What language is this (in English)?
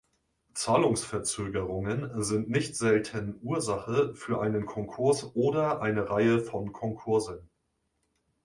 German